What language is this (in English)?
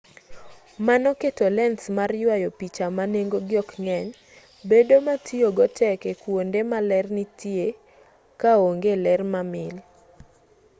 Luo (Kenya and Tanzania)